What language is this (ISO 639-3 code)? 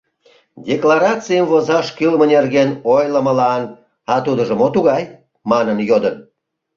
chm